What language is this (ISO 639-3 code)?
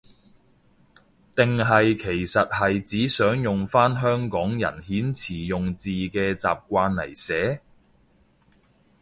yue